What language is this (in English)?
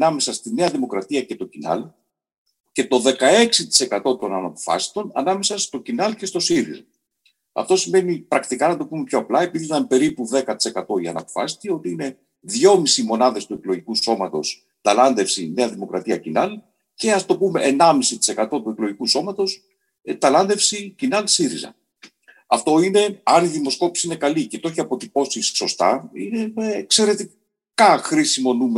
Greek